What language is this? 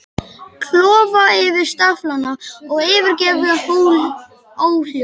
Icelandic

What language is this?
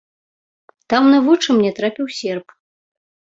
Belarusian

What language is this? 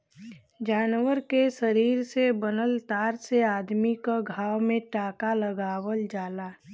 Bhojpuri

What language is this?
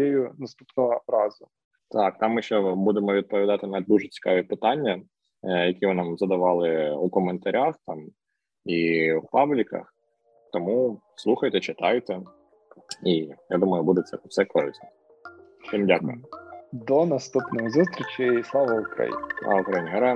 Ukrainian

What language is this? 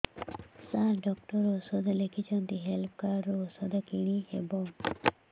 Odia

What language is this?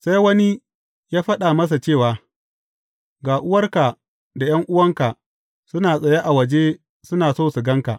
Hausa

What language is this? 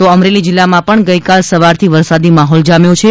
Gujarati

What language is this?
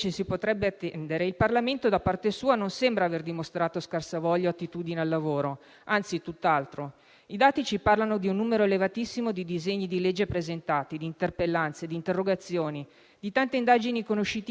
Italian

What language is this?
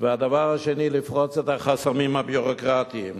Hebrew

